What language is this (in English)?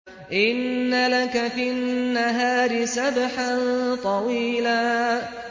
Arabic